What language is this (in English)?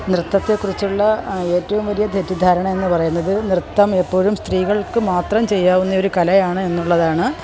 Malayalam